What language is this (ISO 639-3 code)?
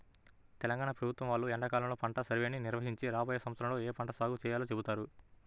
tel